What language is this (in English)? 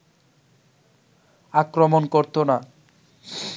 Bangla